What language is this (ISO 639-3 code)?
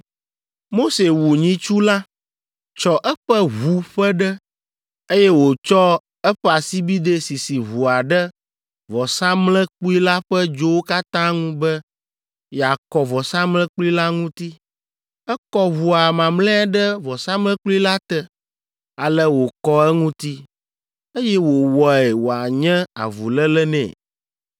ewe